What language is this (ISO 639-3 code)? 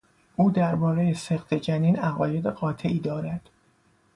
fas